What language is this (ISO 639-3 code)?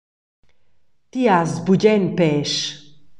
roh